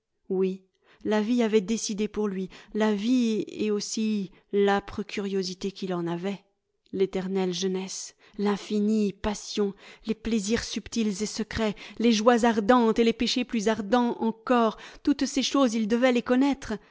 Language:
French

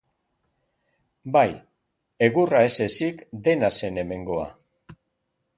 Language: Basque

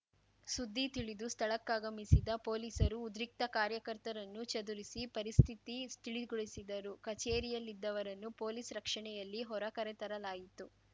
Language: Kannada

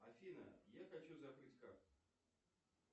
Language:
Russian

